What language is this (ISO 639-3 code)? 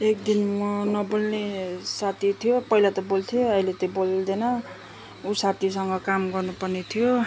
nep